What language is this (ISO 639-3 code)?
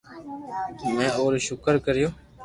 lrk